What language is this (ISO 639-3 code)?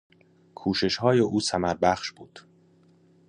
fas